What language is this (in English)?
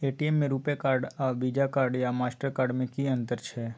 Maithili